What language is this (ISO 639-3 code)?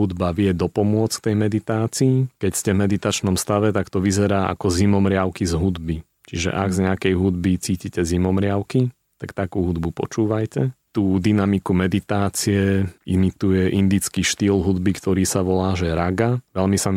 slk